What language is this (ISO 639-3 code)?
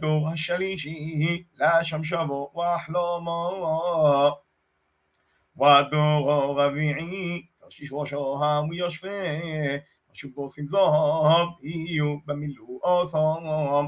heb